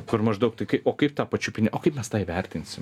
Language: Lithuanian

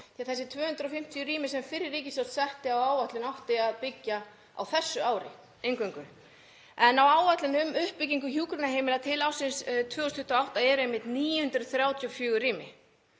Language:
Icelandic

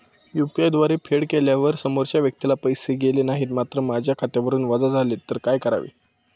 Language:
Marathi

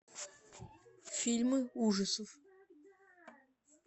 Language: Russian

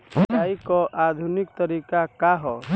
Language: Bhojpuri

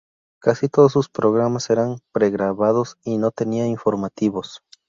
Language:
Spanish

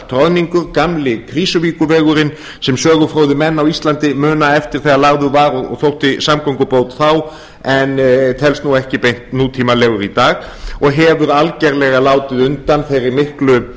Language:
Icelandic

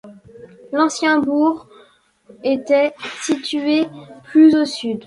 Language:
French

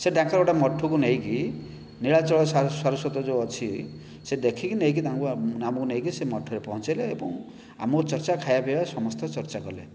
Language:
Odia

